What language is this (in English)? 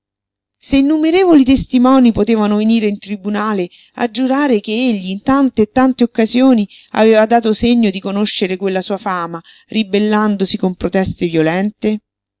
Italian